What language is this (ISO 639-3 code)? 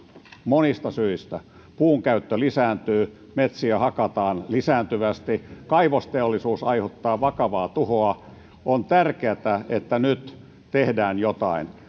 fin